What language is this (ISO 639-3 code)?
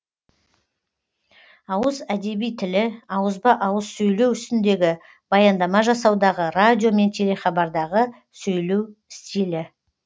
kaz